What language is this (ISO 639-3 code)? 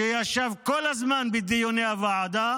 heb